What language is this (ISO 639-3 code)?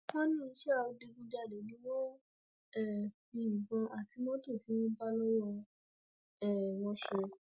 yor